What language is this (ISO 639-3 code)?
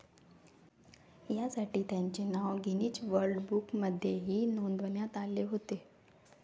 mar